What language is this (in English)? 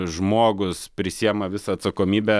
Lithuanian